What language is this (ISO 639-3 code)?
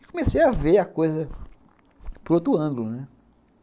por